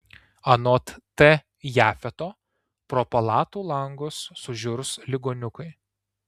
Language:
Lithuanian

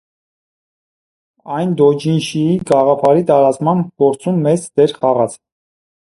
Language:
Armenian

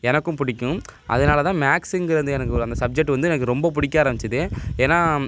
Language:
Tamil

